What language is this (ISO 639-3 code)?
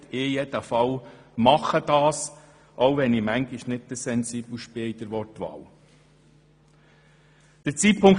gsw